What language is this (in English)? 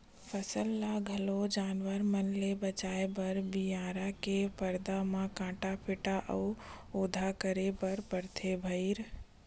Chhattisgarhi